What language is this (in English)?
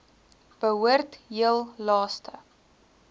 Afrikaans